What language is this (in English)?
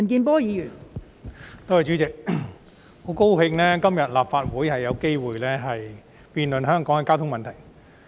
Cantonese